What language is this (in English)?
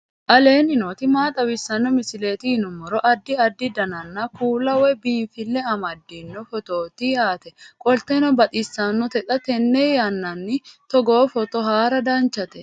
Sidamo